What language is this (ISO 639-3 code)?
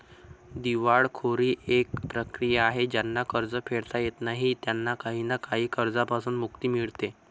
mar